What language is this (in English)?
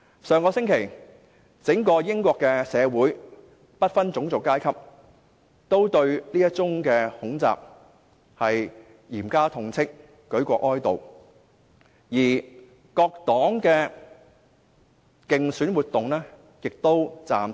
Cantonese